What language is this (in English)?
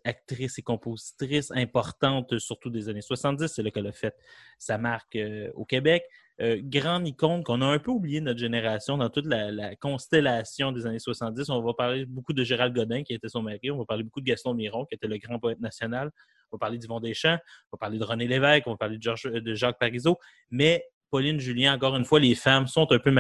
French